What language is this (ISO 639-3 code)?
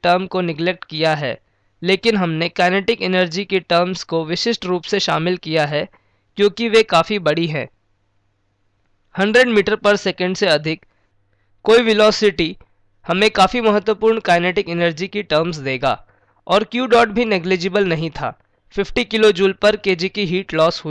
hin